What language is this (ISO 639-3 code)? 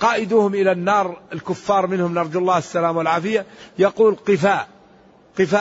ara